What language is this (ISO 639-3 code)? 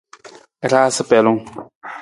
nmz